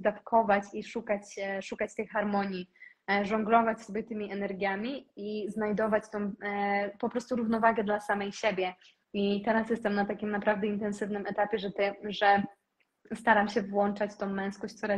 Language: Polish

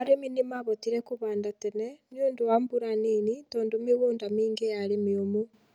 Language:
Kikuyu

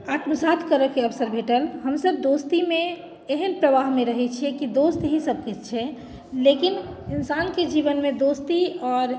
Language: Maithili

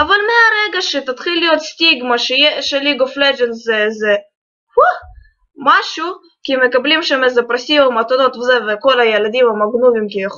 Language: Hebrew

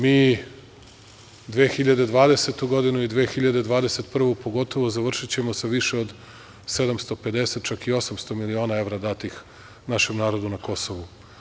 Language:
Serbian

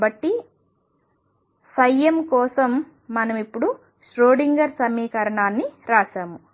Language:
Telugu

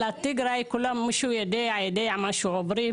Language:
Hebrew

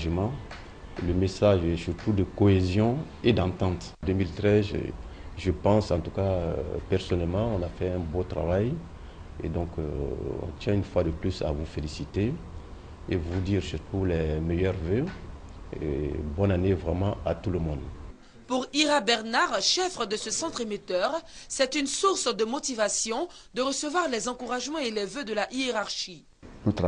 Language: French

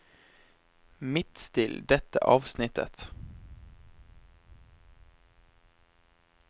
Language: Norwegian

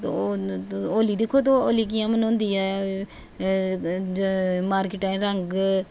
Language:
Dogri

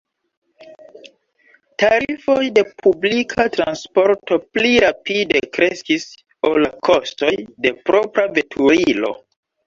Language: Esperanto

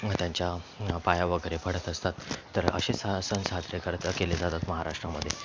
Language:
Marathi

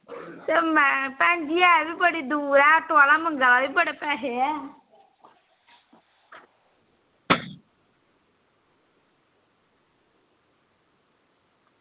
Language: Dogri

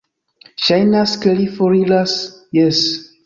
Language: Esperanto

